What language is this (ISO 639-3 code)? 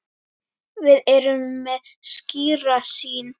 isl